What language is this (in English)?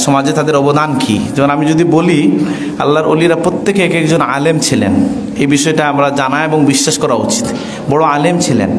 Indonesian